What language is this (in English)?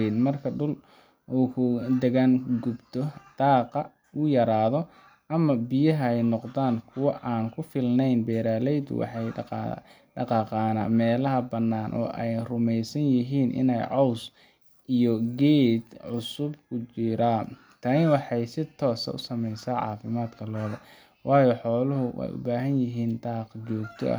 Somali